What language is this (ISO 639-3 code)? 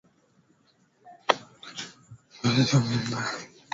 swa